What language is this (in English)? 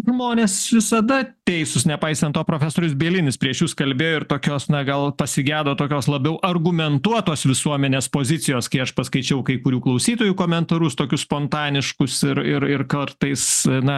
Lithuanian